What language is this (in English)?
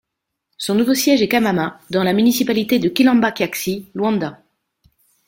French